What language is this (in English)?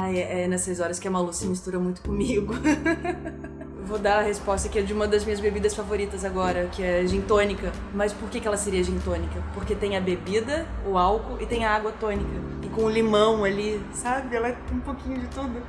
Portuguese